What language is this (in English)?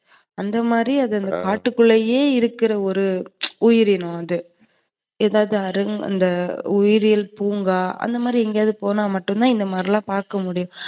Tamil